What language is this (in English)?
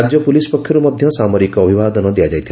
Odia